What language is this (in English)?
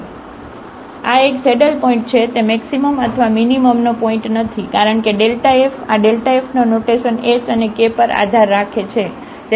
Gujarati